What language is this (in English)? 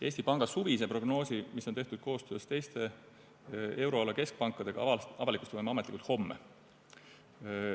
Estonian